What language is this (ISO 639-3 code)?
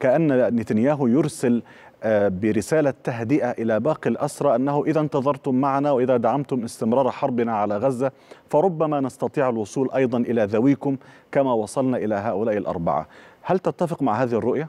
ara